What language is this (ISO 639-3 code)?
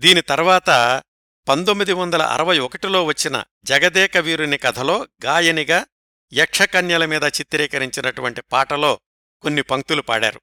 tel